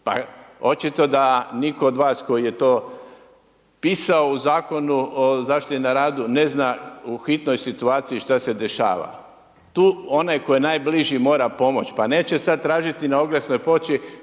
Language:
Croatian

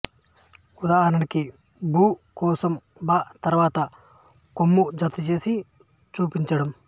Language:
Telugu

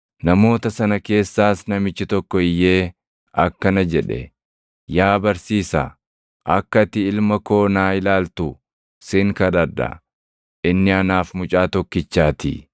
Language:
Oromo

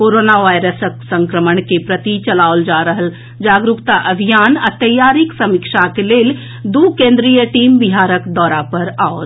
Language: Maithili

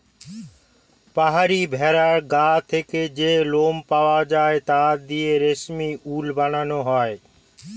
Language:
Bangla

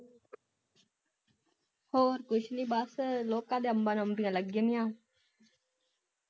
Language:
Punjabi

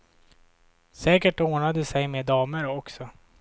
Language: Swedish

